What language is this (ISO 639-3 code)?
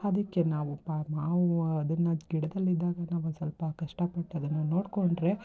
kan